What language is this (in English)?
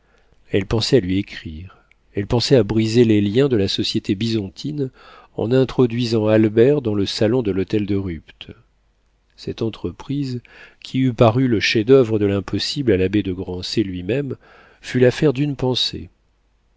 French